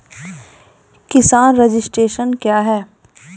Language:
Maithili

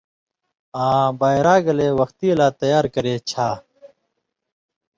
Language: Indus Kohistani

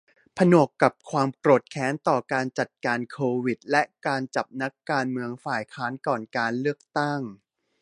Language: Thai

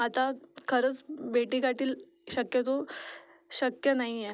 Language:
Marathi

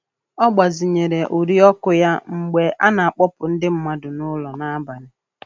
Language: Igbo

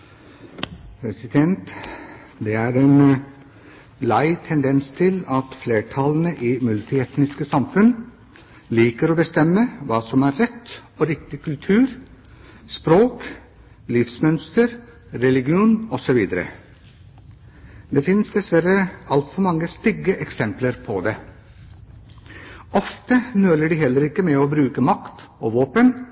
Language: Norwegian Bokmål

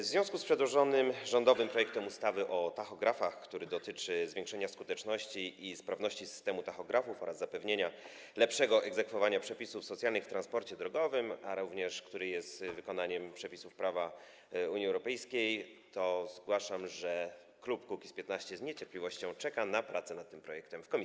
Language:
Polish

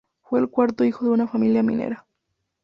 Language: Spanish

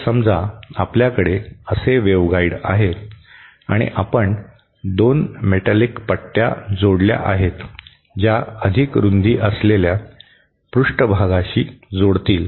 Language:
Marathi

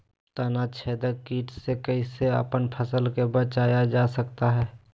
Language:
Magahi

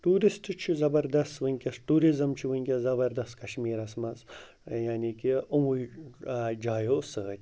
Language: Kashmiri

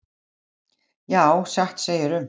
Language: Icelandic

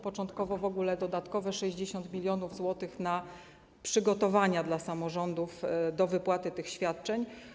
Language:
Polish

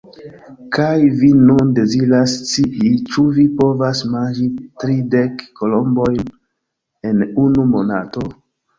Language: Esperanto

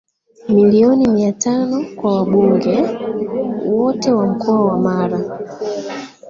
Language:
Swahili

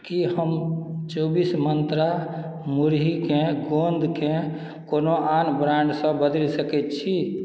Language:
Maithili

